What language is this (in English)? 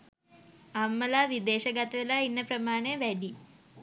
Sinhala